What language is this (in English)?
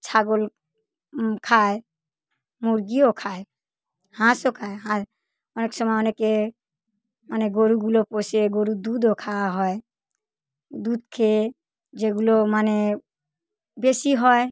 Bangla